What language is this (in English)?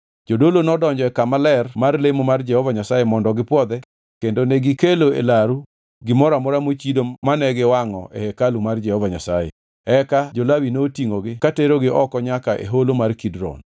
Luo (Kenya and Tanzania)